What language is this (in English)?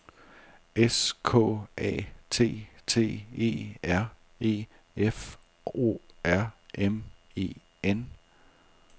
Danish